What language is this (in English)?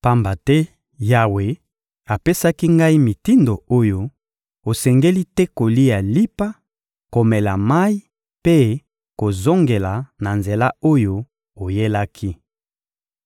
Lingala